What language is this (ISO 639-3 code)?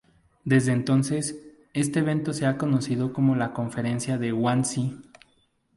spa